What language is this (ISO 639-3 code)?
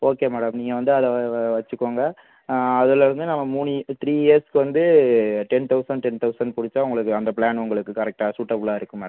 tam